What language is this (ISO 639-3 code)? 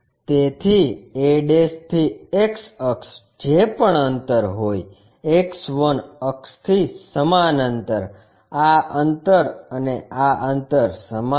guj